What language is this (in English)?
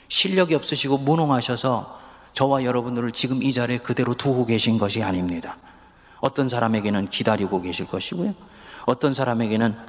Korean